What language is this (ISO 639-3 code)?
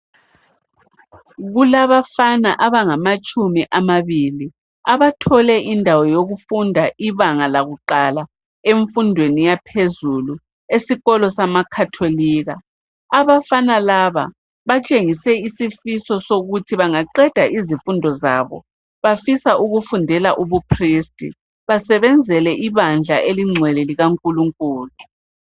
nde